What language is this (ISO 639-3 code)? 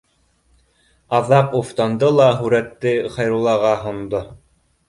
bak